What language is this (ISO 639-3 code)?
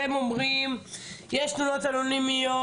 heb